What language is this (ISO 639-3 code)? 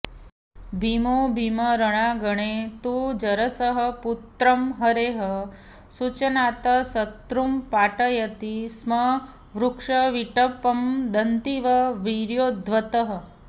san